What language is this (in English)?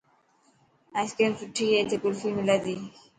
Dhatki